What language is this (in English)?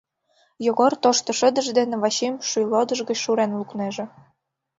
Mari